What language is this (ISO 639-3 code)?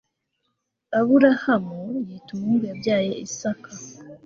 kin